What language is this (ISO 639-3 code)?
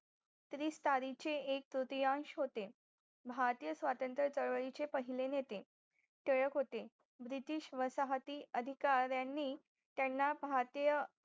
mar